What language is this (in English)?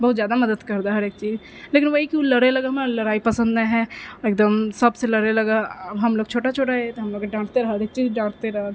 Maithili